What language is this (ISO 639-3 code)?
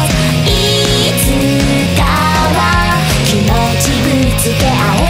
tha